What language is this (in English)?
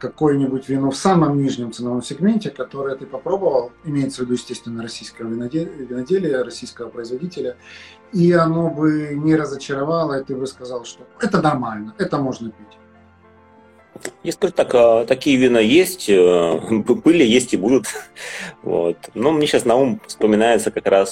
Russian